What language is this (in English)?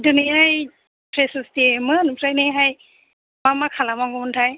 Bodo